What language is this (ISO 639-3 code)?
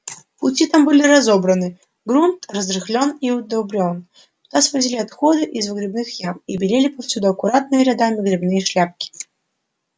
rus